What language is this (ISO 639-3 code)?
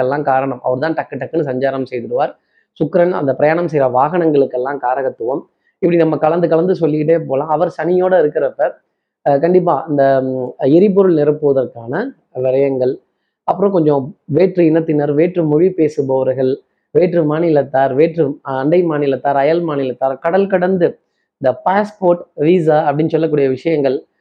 tam